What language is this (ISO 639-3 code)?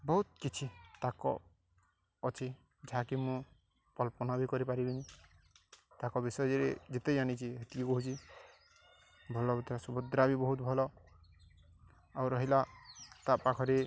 ori